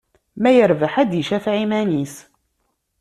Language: Kabyle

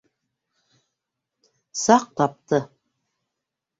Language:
Bashkir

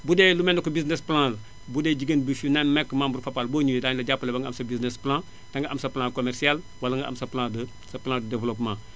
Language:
Wolof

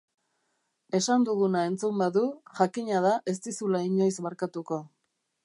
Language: Basque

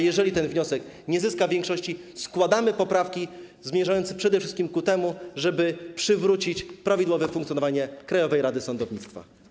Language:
Polish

